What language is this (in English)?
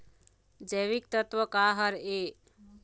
Chhattisgarhi